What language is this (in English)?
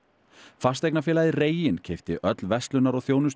Icelandic